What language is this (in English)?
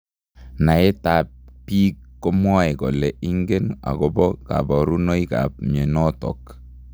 Kalenjin